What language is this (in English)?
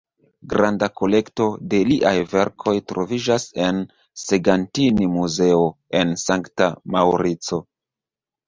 Esperanto